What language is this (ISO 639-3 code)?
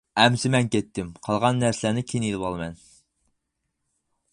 uig